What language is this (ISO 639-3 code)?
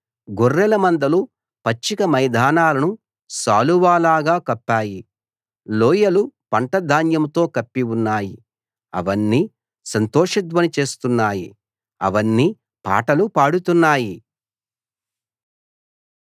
tel